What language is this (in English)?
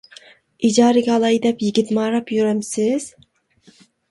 Uyghur